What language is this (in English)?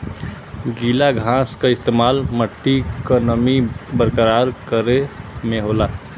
Bhojpuri